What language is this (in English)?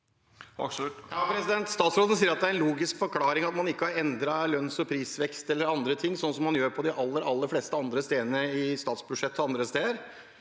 Norwegian